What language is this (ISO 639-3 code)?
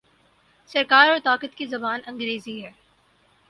urd